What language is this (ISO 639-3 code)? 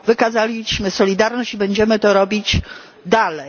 pol